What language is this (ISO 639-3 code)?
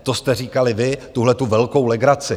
ces